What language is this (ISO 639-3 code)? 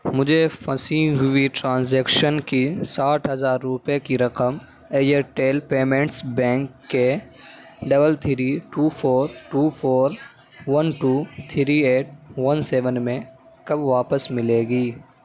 urd